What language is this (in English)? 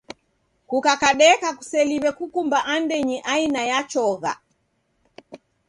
Taita